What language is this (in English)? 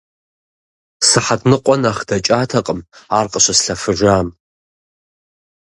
Kabardian